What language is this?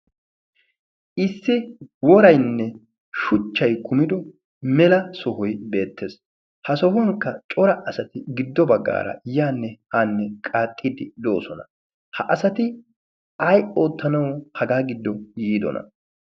Wolaytta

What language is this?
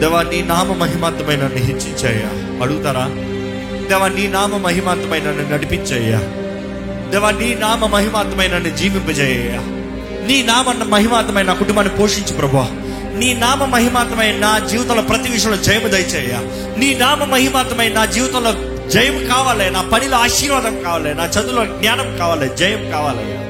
Telugu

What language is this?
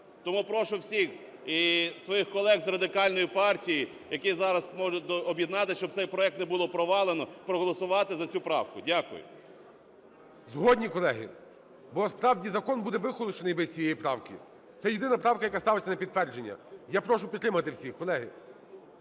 Ukrainian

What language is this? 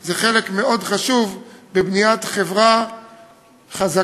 Hebrew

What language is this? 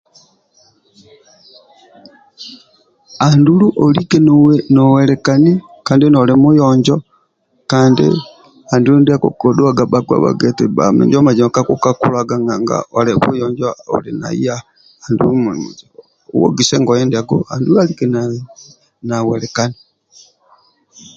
Amba (Uganda)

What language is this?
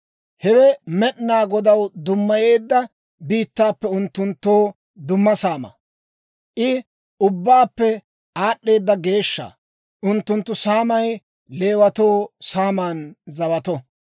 Dawro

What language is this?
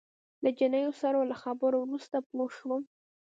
Pashto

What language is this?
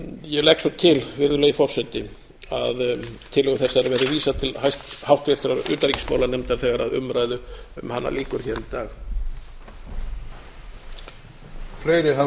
Icelandic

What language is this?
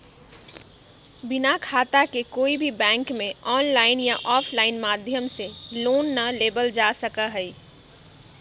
Magahi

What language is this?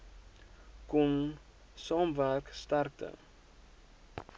Afrikaans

